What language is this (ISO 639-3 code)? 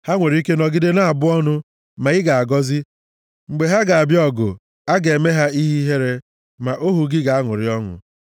ibo